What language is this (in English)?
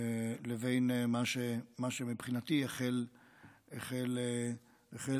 Hebrew